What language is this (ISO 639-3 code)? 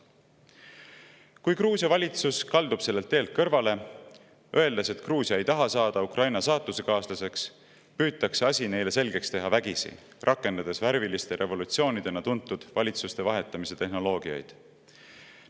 est